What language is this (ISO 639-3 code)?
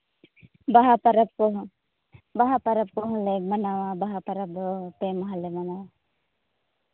sat